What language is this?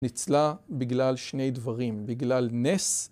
Hebrew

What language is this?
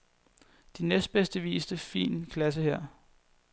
Danish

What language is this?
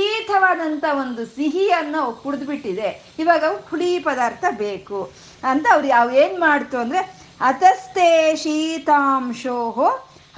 Kannada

